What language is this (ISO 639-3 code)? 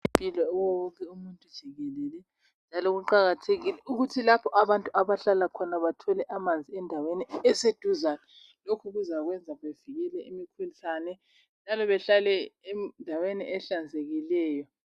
nde